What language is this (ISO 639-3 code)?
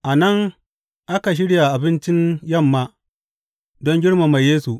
hau